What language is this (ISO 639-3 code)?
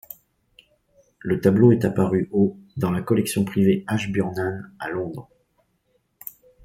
fra